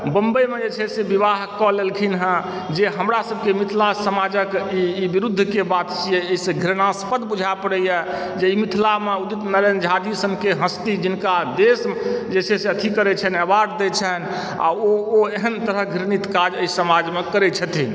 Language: Maithili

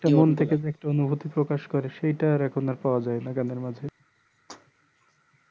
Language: Bangla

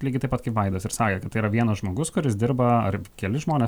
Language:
Lithuanian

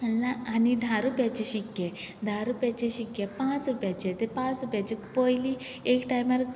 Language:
Konkani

